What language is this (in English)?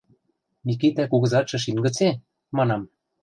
Western Mari